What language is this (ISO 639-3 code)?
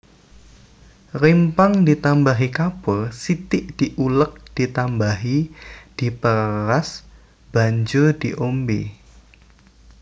jav